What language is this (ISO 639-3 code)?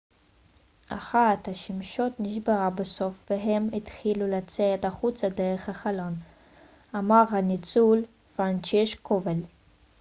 heb